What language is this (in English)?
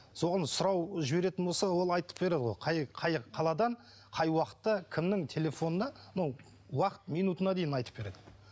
Kazakh